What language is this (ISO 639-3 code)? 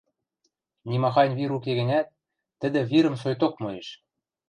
mrj